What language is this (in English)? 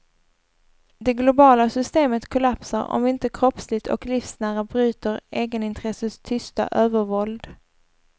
Swedish